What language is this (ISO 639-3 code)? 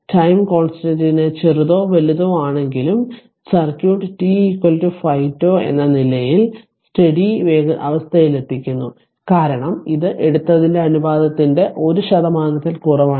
mal